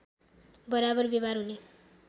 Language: Nepali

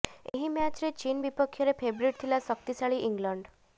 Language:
Odia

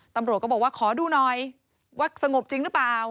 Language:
Thai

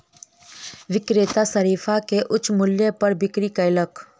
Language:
Maithili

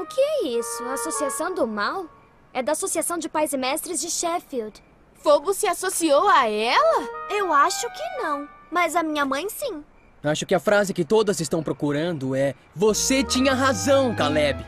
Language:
Portuguese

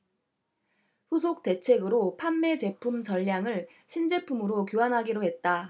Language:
Korean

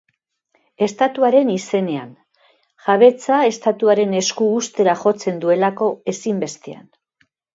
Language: Basque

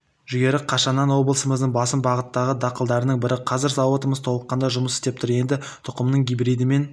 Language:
Kazakh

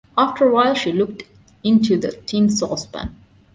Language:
English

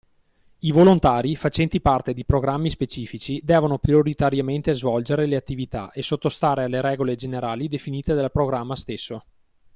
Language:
Italian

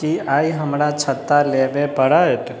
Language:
Maithili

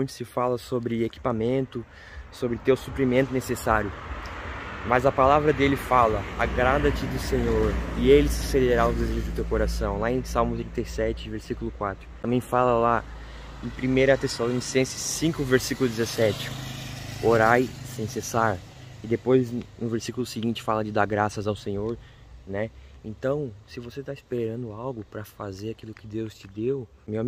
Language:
Portuguese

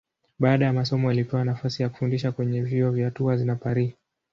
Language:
Swahili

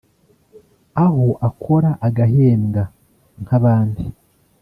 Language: Kinyarwanda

